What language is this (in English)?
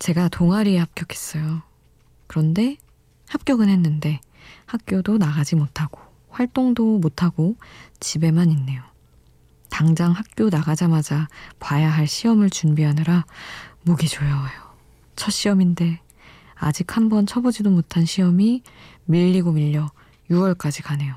Korean